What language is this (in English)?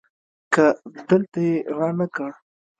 Pashto